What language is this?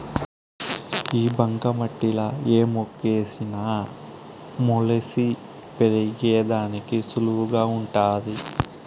Telugu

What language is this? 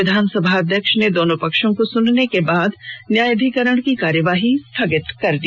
Hindi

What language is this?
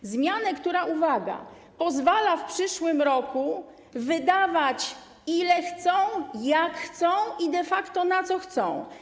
Polish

